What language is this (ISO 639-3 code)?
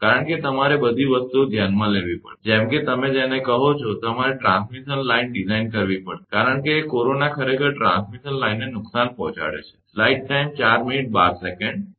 guj